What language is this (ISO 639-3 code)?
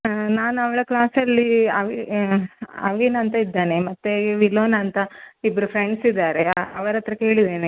kan